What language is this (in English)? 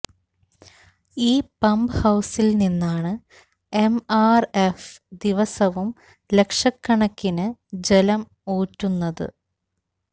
Malayalam